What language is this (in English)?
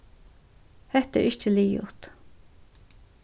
Faroese